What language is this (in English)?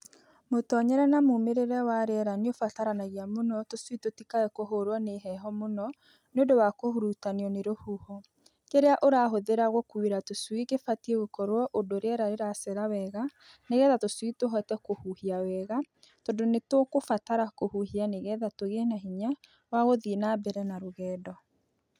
Kikuyu